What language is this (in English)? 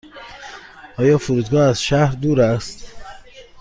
Persian